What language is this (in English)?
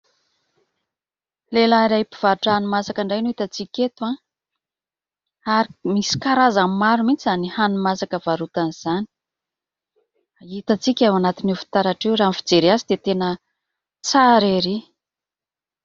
Malagasy